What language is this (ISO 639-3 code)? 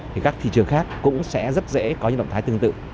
vie